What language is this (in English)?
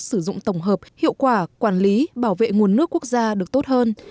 Vietnamese